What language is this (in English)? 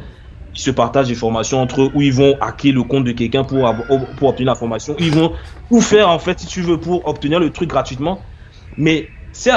French